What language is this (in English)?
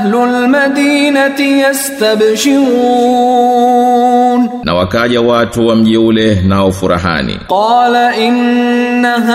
Swahili